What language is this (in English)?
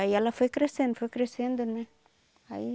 Portuguese